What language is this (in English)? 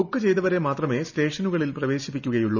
Malayalam